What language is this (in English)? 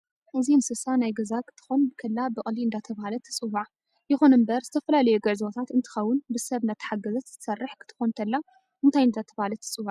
Tigrinya